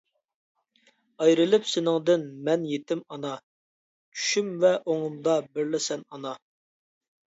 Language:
Uyghur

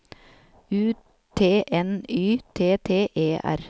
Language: Norwegian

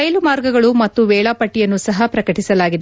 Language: Kannada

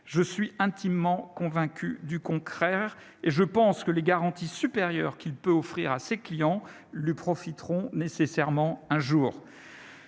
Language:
French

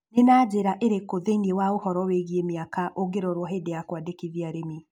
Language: Kikuyu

